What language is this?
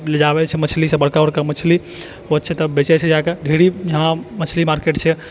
Maithili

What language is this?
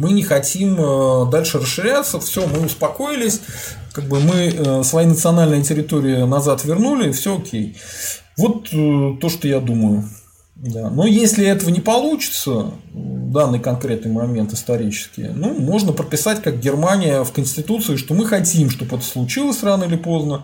Russian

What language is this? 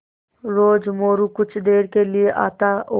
Hindi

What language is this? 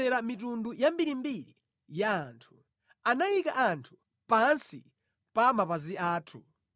Nyanja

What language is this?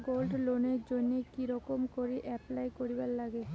Bangla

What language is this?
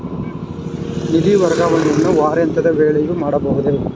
Kannada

